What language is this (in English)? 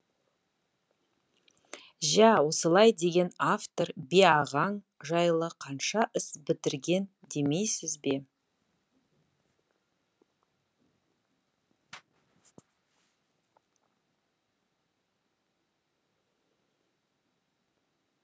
Kazakh